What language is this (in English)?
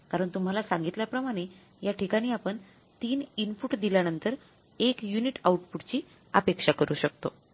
Marathi